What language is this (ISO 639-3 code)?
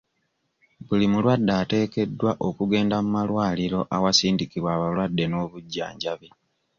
lug